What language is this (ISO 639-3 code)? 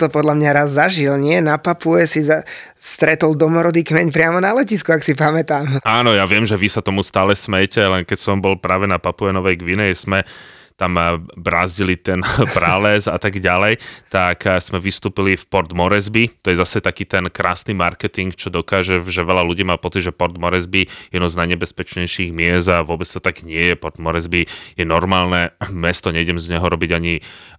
slk